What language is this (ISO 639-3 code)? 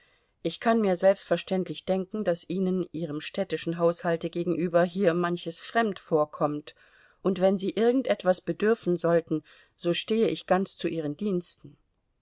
deu